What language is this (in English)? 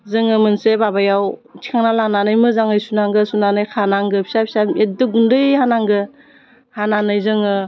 Bodo